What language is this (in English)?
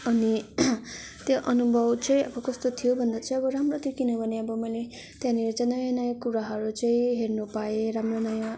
Nepali